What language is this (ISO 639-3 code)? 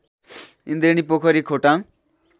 nep